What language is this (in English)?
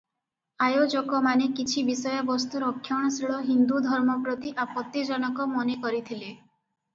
Odia